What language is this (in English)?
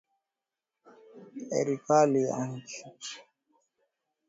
Swahili